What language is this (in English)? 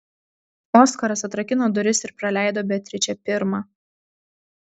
Lithuanian